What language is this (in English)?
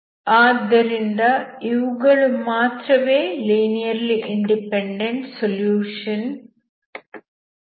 Kannada